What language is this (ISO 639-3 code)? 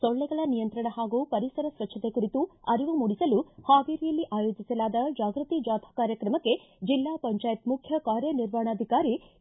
kan